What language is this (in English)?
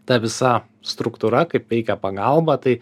Lithuanian